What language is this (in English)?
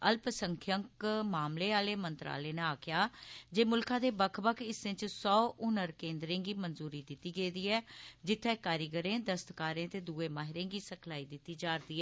Dogri